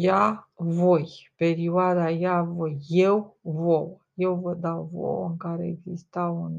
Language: Romanian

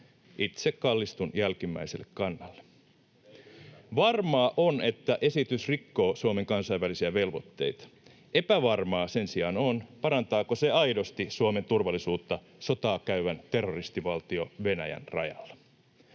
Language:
Finnish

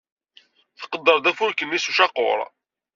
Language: Kabyle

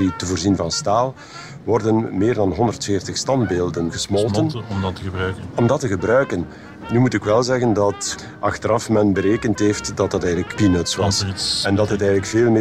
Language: Dutch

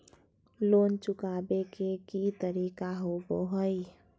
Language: Magahi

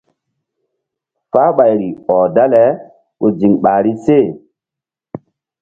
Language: Mbum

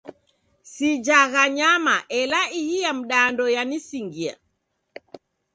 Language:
Taita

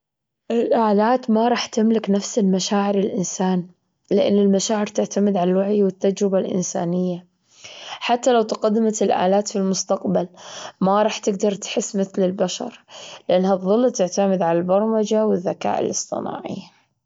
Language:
Gulf Arabic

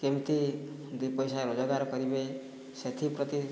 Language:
Odia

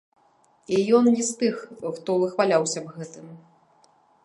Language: Belarusian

